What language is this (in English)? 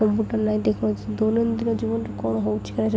Odia